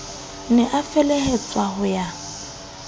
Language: Southern Sotho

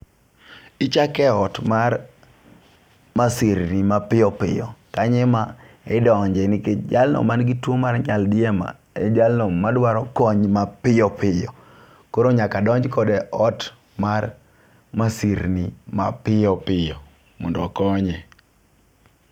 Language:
Luo (Kenya and Tanzania)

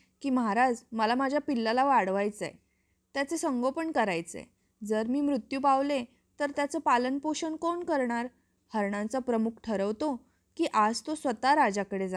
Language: Marathi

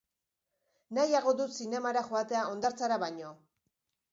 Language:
Basque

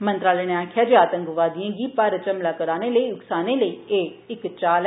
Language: Dogri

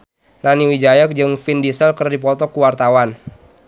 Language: Sundanese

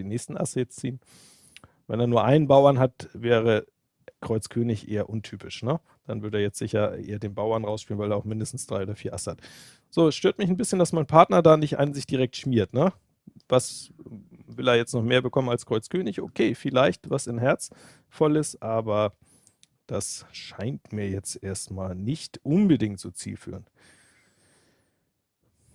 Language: German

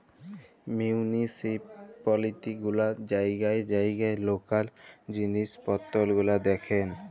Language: Bangla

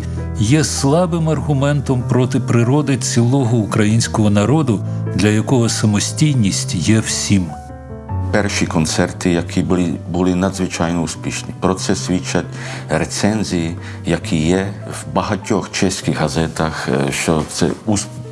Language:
Ukrainian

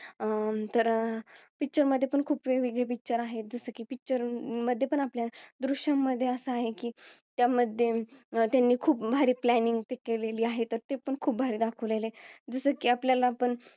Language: Marathi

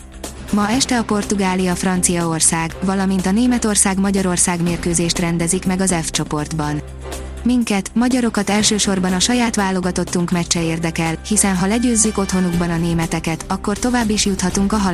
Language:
Hungarian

